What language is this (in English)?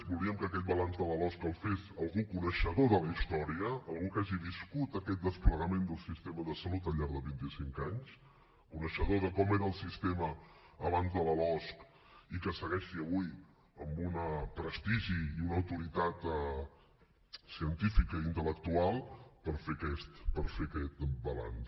Catalan